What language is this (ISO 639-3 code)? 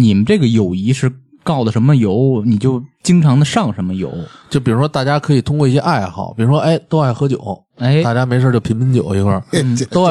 zho